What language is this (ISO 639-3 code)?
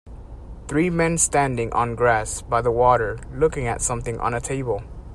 eng